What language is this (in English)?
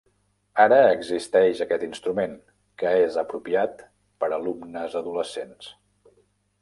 Catalan